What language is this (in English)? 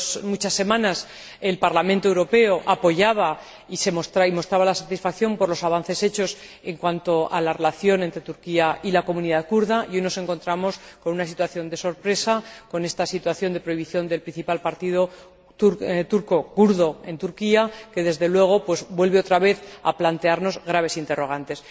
Spanish